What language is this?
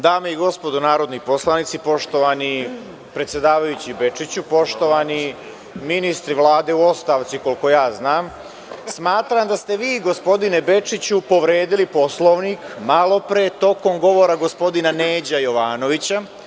Serbian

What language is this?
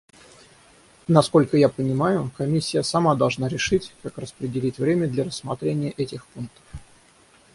Russian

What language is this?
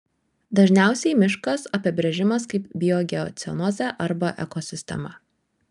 Lithuanian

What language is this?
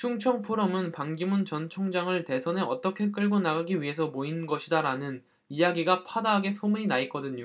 Korean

